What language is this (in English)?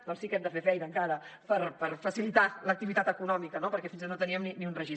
Catalan